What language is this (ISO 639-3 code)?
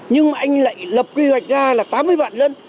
vie